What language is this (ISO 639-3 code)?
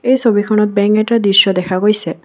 asm